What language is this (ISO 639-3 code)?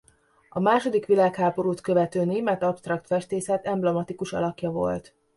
hun